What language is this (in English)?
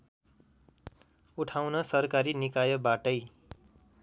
Nepali